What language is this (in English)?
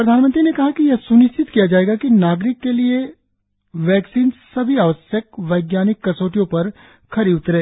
Hindi